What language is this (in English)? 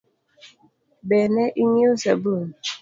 Luo (Kenya and Tanzania)